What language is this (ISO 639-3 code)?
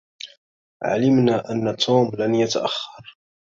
ara